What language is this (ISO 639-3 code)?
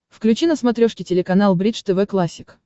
rus